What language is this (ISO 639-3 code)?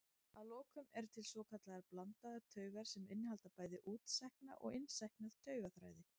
isl